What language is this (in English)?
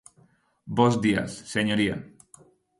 Galician